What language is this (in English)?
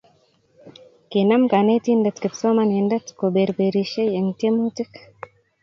Kalenjin